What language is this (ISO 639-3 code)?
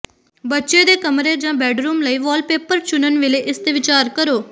pan